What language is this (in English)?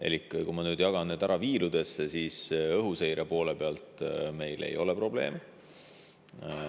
Estonian